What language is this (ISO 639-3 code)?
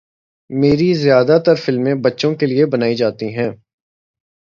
urd